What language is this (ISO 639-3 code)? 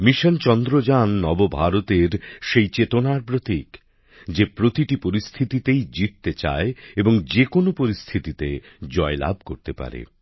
ben